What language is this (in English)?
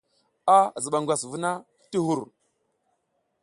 South Giziga